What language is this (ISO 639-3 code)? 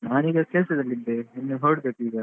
kan